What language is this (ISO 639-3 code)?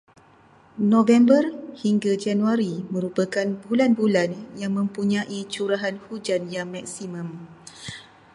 msa